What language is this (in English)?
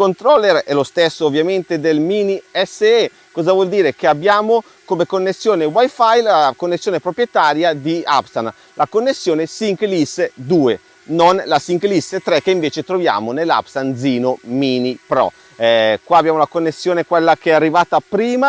Italian